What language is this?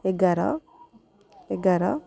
Odia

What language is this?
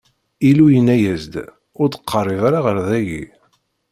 Kabyle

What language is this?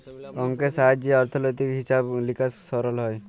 Bangla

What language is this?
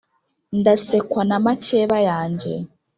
Kinyarwanda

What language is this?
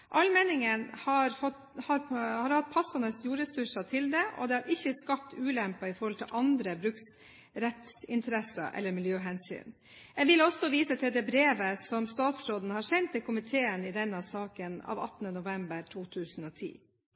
Norwegian Bokmål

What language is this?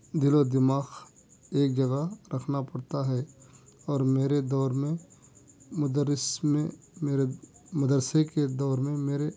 Urdu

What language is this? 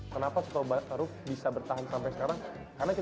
Indonesian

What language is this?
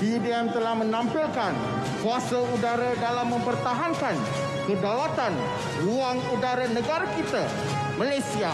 Malay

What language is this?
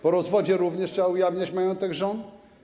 Polish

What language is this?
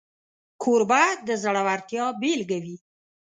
Pashto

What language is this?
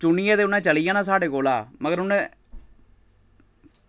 Dogri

